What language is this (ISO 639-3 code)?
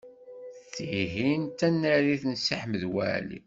kab